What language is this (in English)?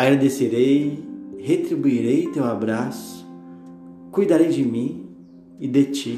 Portuguese